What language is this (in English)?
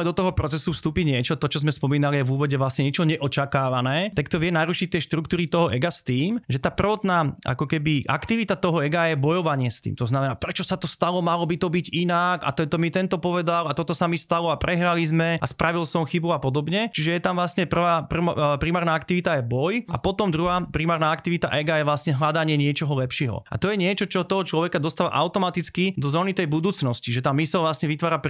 Slovak